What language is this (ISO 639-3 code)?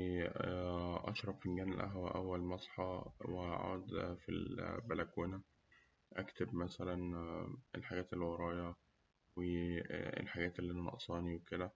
arz